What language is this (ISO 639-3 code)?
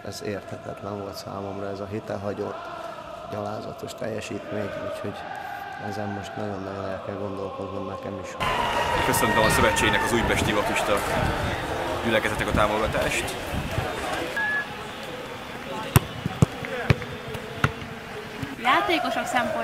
hun